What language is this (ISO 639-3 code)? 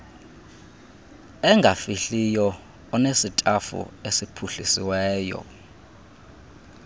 xho